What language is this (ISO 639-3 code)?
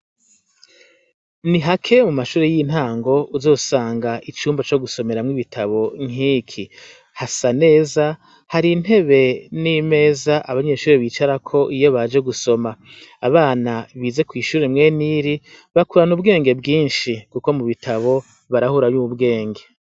run